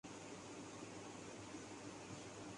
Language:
Urdu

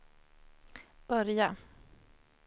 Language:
Swedish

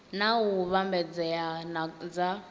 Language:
Venda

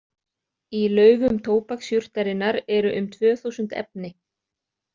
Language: Icelandic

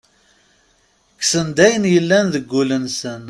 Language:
Kabyle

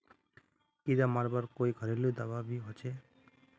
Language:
Magahi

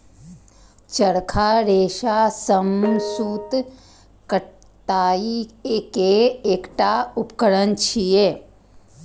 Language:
Maithili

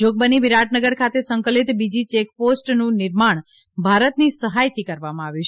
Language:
Gujarati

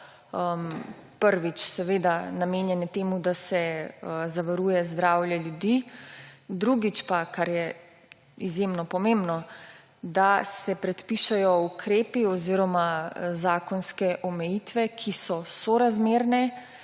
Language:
Slovenian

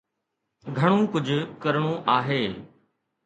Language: Sindhi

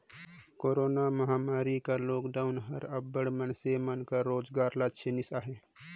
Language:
Chhattisgarhi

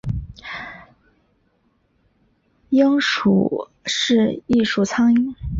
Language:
Chinese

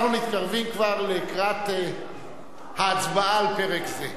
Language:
Hebrew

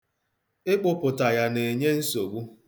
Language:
Igbo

